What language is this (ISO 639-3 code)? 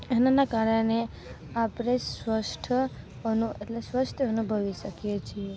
guj